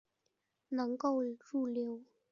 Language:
Chinese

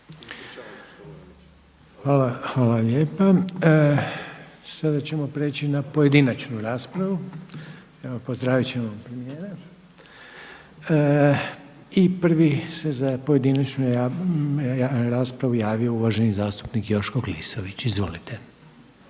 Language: Croatian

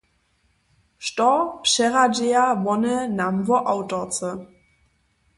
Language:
Upper Sorbian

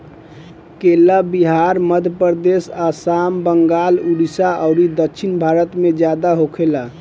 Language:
Bhojpuri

